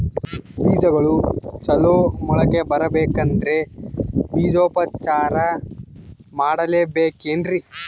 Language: Kannada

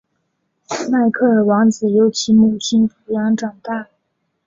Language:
Chinese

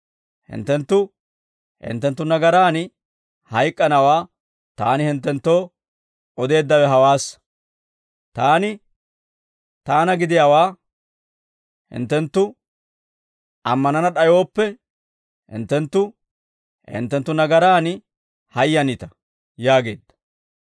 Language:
Dawro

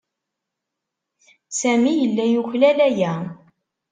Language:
Kabyle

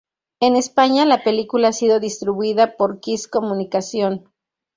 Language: Spanish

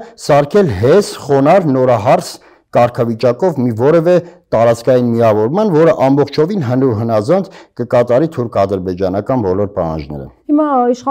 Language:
Turkish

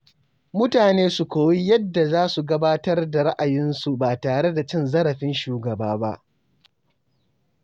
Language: Hausa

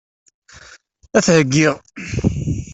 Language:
Kabyle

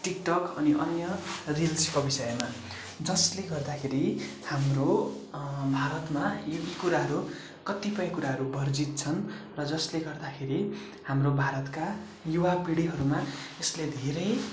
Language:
Nepali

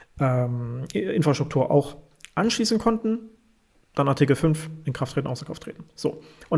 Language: German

